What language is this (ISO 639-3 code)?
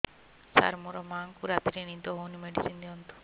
ori